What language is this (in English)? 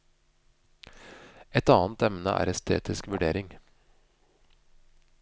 Norwegian